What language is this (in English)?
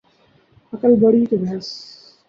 Urdu